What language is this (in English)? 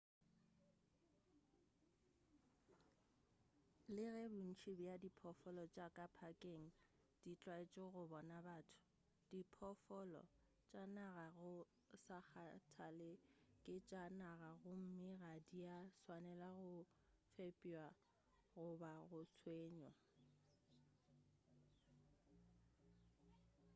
Northern Sotho